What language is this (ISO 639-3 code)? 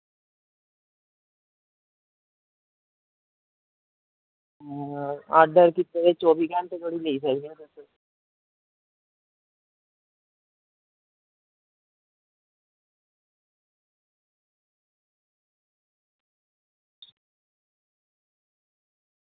doi